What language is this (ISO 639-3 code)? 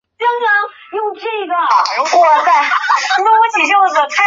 zho